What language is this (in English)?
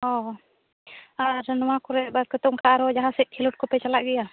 Santali